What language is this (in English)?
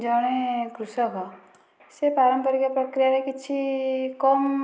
Odia